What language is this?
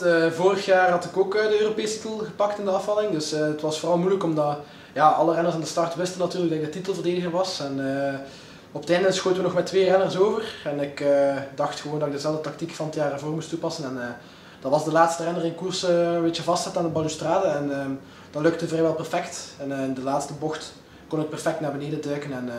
Dutch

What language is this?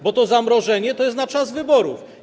Polish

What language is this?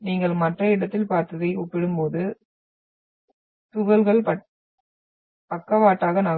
Tamil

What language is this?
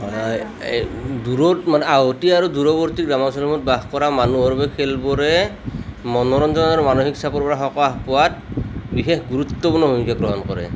Assamese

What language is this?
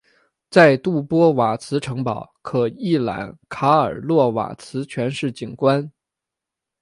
Chinese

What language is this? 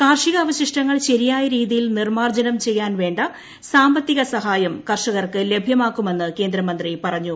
Malayalam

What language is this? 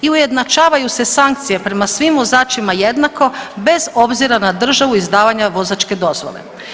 Croatian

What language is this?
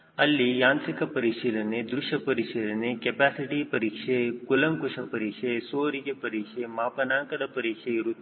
Kannada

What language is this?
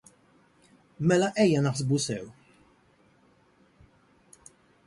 Maltese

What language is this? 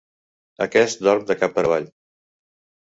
Catalan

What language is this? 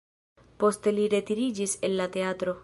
Esperanto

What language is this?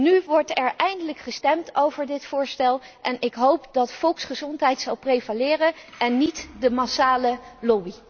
Dutch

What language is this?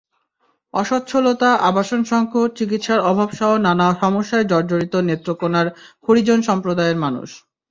Bangla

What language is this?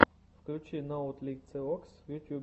Russian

